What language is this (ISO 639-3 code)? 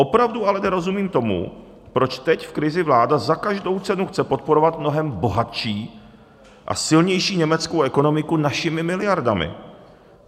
ces